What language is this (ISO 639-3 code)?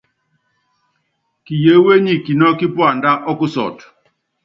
yav